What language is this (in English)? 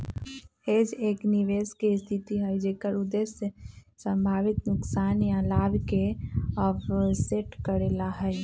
Magahi